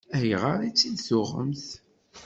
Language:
Kabyle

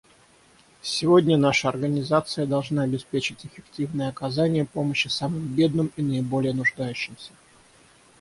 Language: Russian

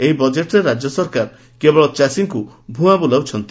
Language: Odia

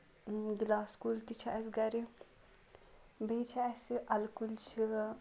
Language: Kashmiri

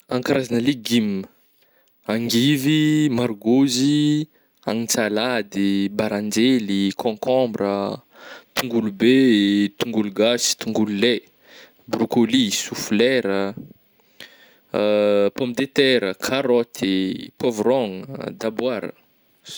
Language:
Northern Betsimisaraka Malagasy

